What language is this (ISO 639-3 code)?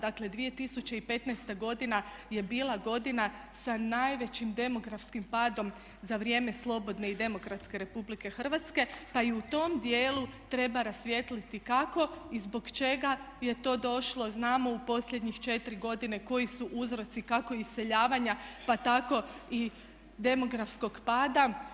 hrv